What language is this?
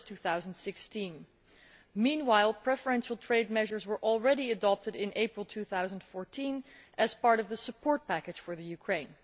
English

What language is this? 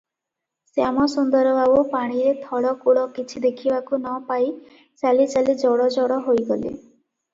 Odia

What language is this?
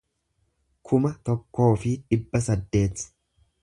Oromo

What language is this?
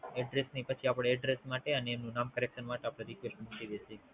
Gujarati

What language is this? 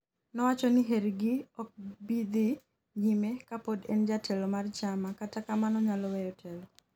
Luo (Kenya and Tanzania)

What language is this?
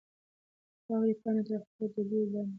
Pashto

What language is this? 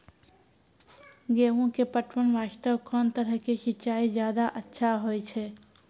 Maithili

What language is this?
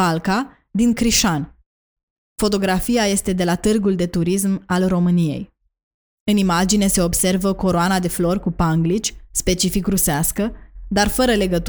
Romanian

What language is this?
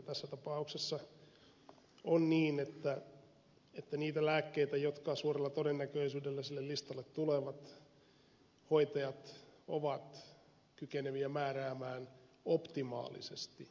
Finnish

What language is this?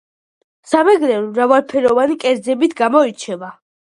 Georgian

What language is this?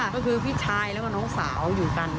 Thai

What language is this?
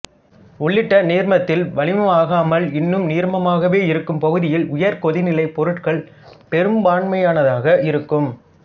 Tamil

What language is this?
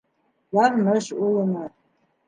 Bashkir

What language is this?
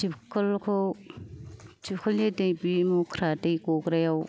Bodo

